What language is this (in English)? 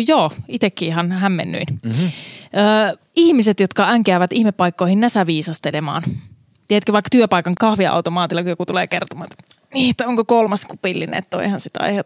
Finnish